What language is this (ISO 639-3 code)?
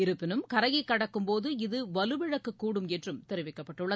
tam